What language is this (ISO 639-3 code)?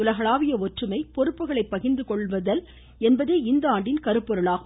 tam